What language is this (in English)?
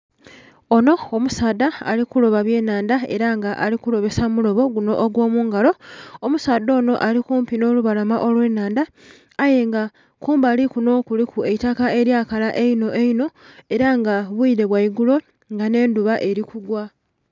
Soga